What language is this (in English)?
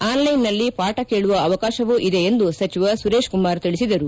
Kannada